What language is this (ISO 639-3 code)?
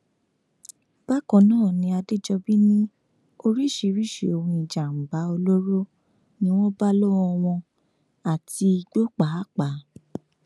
yor